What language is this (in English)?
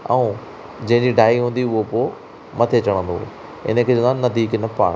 Sindhi